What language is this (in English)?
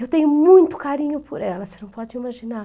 Portuguese